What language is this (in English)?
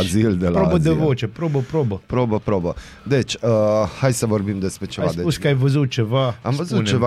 Romanian